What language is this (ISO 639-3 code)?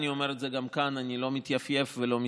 heb